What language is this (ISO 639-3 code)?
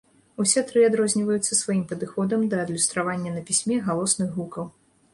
bel